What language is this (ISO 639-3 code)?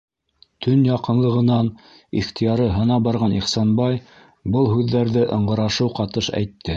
bak